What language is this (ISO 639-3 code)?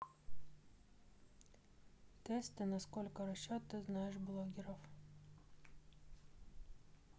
rus